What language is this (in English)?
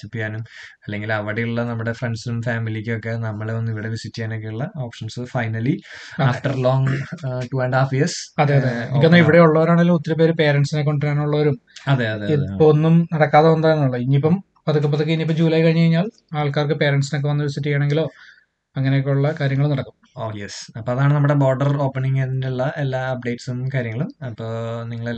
Malayalam